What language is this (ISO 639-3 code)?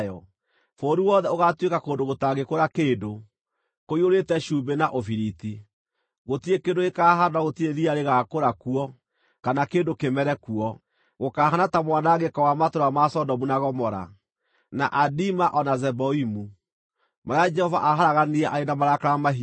kik